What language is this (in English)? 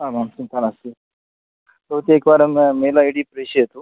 Sanskrit